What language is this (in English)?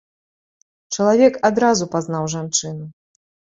Belarusian